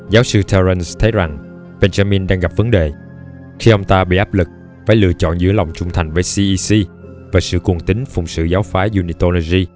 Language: Vietnamese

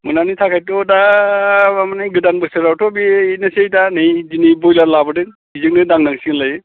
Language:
Bodo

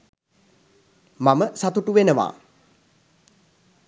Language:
Sinhala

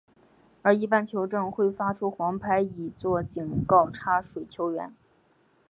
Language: Chinese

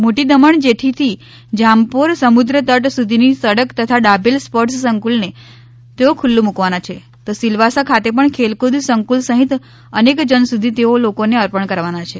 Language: Gujarati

